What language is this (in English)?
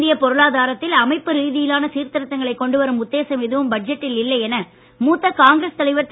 Tamil